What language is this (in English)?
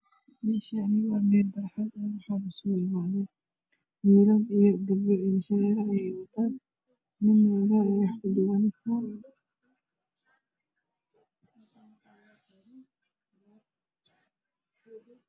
Somali